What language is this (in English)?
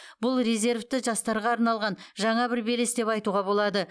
Kazakh